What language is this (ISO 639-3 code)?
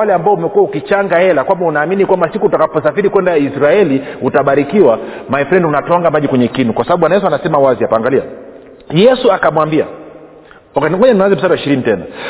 swa